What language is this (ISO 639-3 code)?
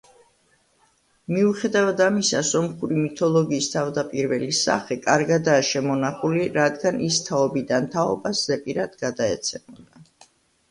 kat